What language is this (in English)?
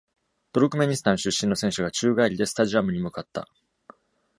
Japanese